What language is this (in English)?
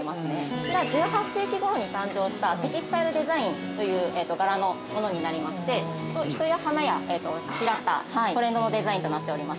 Japanese